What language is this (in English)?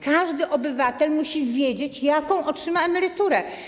Polish